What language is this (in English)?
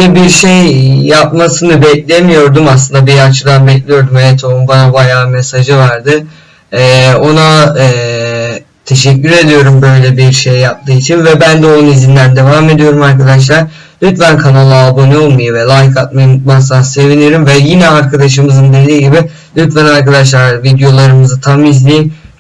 Turkish